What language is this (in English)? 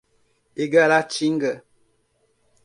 Portuguese